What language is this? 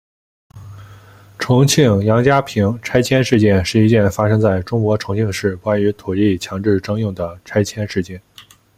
Chinese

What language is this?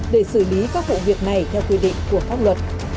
Vietnamese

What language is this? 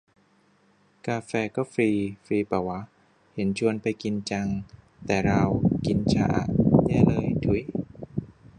Thai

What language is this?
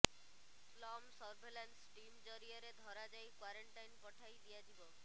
Odia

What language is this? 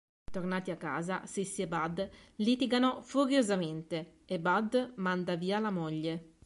Italian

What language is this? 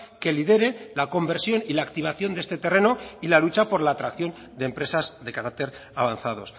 Spanish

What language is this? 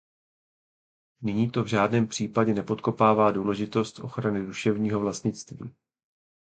Czech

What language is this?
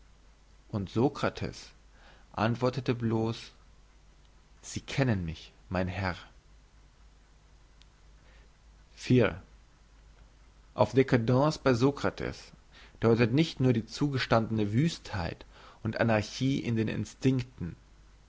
German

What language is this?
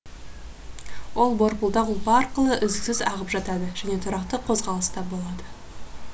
Kazakh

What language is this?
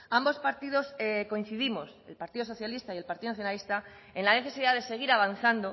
Spanish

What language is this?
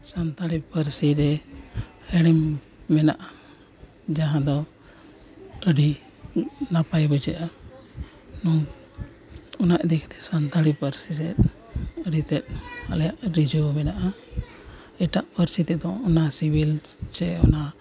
Santali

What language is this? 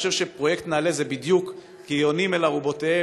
Hebrew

